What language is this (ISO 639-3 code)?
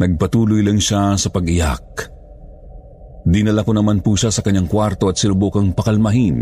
fil